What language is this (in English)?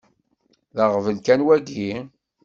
Kabyle